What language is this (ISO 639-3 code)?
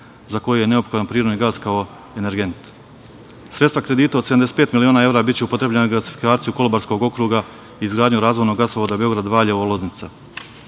srp